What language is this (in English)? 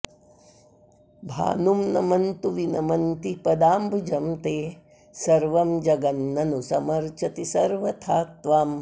Sanskrit